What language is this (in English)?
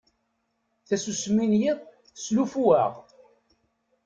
Kabyle